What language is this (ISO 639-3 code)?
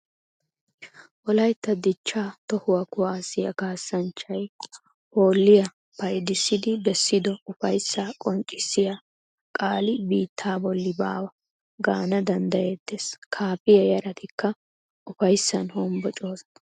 wal